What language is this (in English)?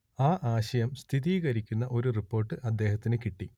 Malayalam